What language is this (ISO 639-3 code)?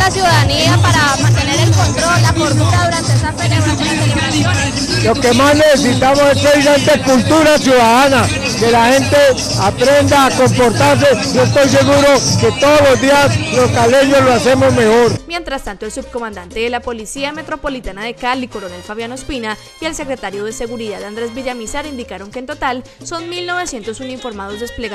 spa